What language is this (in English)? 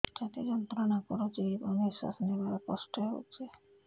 Odia